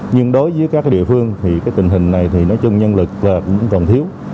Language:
Vietnamese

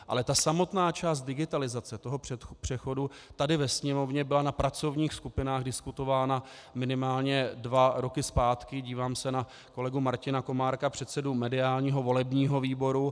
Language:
Czech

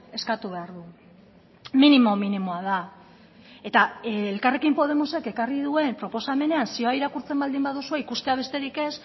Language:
Basque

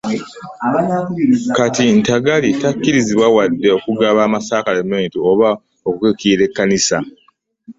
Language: Ganda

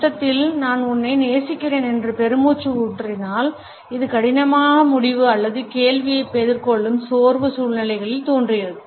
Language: Tamil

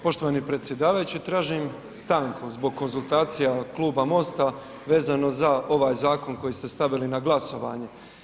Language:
Croatian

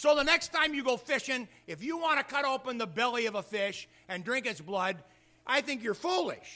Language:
English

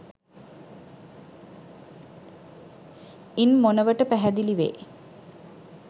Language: Sinhala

